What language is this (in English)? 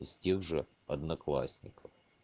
Russian